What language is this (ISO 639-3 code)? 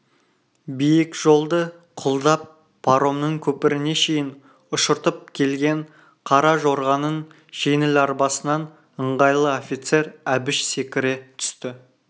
kaz